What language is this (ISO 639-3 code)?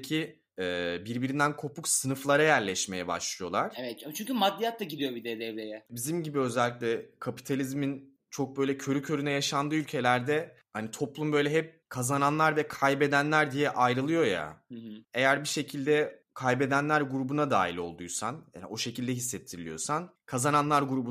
tur